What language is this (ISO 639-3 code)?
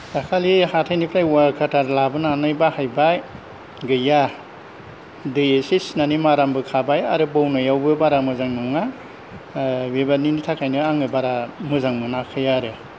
brx